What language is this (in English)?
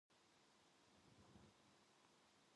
Korean